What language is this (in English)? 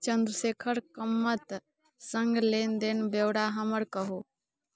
Maithili